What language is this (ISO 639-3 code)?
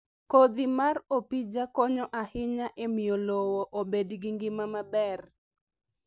luo